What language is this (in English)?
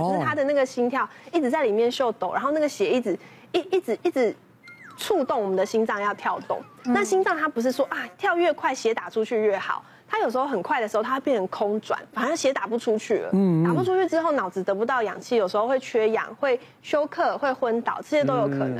Chinese